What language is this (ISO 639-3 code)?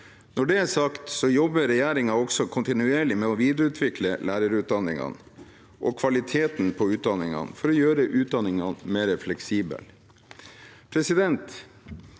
nor